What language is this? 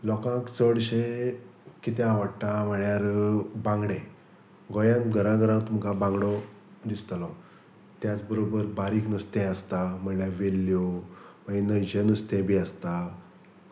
Konkani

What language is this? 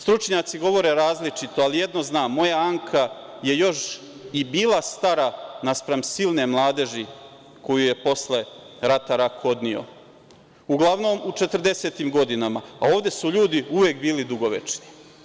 Serbian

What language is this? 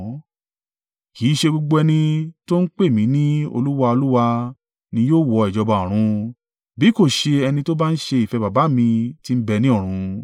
Yoruba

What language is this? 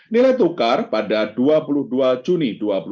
Indonesian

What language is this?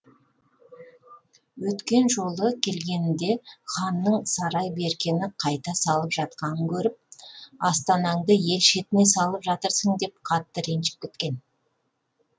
Kazakh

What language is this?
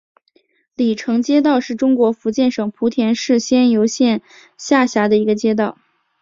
Chinese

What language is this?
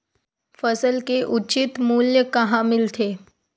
Chhattisgarhi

